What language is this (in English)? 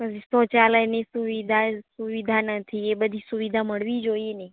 Gujarati